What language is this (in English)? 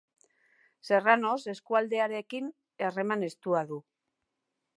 Basque